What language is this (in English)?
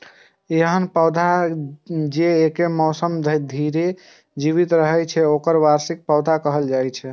Maithili